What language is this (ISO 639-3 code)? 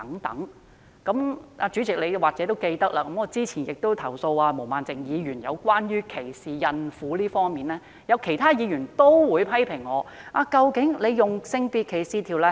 yue